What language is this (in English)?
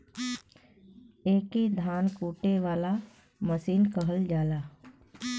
Bhojpuri